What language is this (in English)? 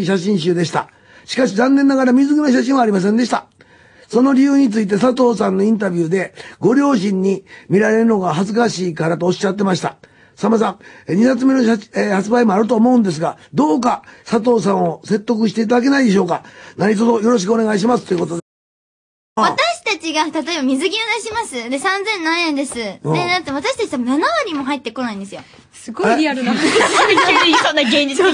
Japanese